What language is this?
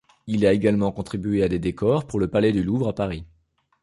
French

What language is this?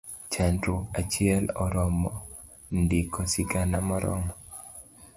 Luo (Kenya and Tanzania)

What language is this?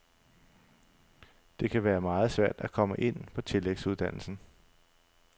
Danish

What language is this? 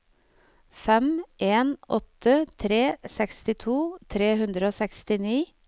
Norwegian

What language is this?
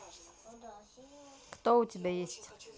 Russian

